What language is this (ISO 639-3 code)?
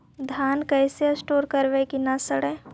mag